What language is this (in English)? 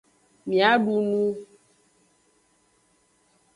Aja (Benin)